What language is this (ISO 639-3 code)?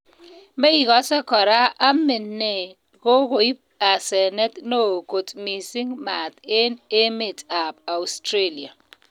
kln